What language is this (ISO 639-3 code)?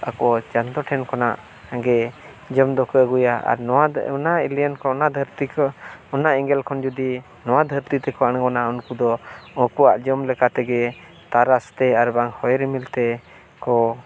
sat